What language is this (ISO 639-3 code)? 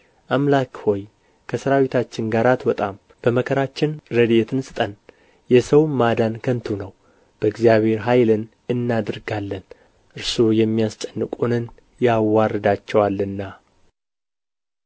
amh